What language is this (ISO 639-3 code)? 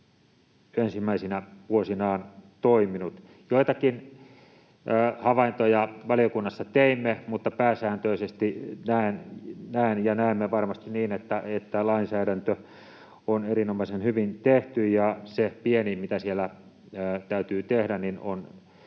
fin